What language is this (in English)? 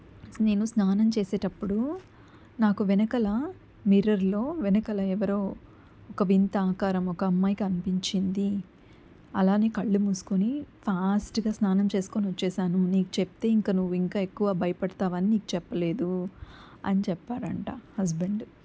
Telugu